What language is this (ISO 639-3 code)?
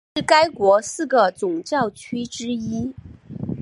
zho